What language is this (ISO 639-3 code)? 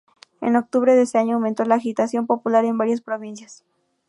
spa